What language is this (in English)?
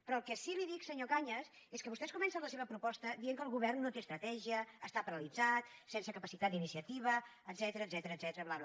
Catalan